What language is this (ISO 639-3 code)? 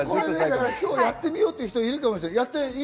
jpn